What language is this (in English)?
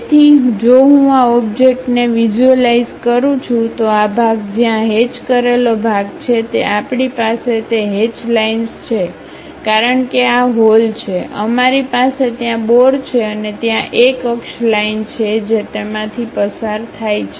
Gujarati